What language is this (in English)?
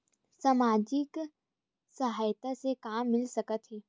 Chhattisgarhi